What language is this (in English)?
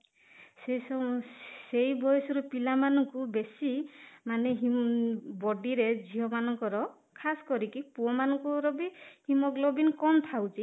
Odia